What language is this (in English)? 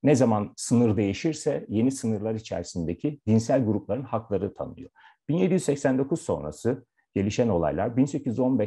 Turkish